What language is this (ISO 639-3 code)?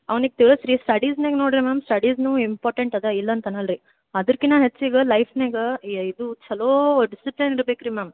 kan